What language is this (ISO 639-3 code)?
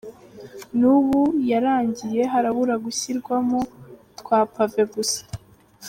kin